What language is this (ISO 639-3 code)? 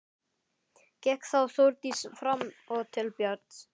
isl